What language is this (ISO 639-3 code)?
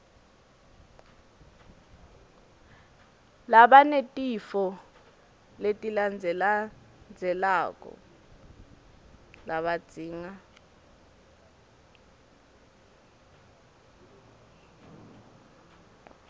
ssw